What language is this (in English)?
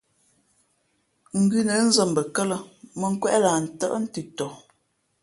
Fe'fe'